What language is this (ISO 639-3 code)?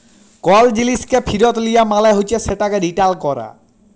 ben